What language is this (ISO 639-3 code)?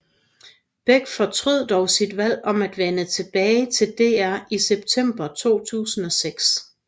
dan